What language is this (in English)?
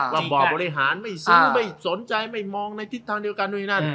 Thai